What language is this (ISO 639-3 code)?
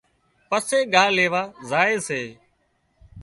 kxp